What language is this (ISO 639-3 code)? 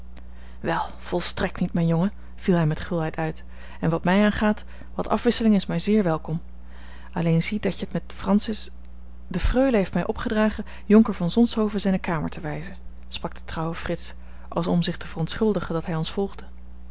nld